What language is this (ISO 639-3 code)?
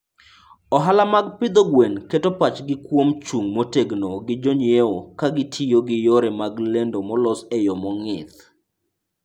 luo